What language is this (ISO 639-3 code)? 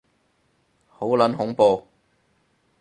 yue